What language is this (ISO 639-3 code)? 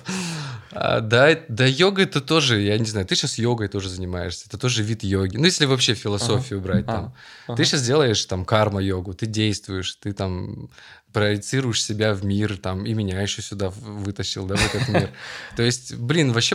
rus